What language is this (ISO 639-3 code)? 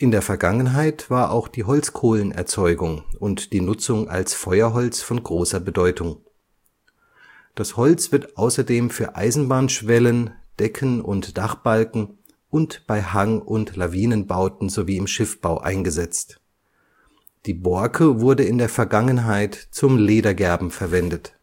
deu